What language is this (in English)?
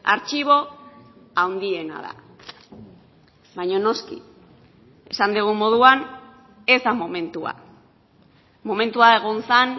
Basque